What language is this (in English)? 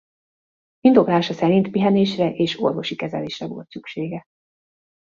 Hungarian